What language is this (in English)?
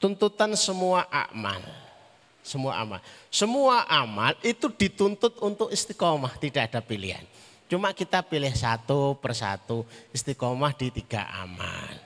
Indonesian